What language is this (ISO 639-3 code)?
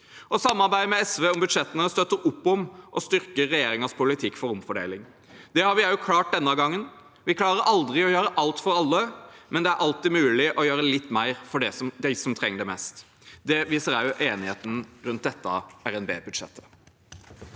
nor